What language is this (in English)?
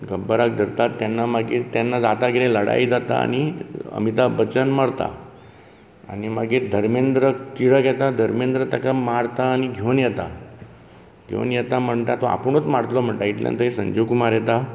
Konkani